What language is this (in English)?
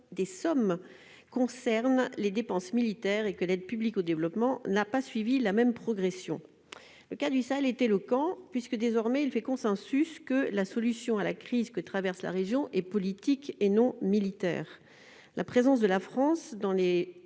French